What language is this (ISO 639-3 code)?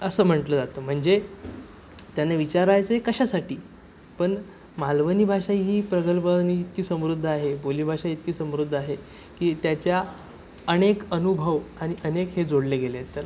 mar